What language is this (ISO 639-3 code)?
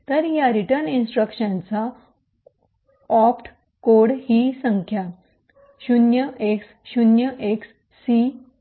mar